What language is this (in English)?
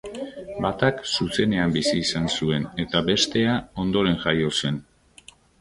Basque